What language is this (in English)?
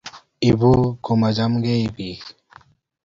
Kalenjin